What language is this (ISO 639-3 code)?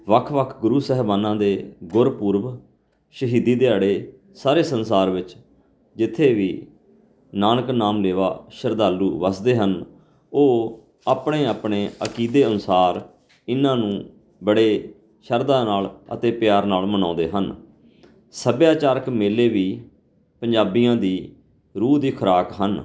pan